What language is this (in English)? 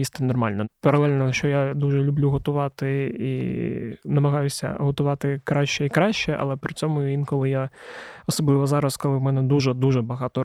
Ukrainian